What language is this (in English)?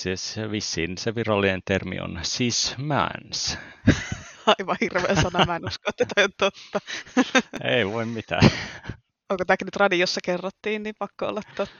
Finnish